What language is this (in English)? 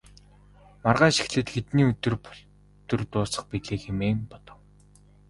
Mongolian